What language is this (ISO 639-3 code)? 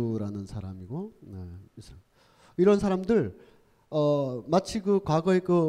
kor